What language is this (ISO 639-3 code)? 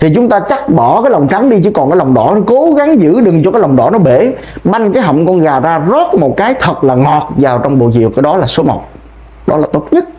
vie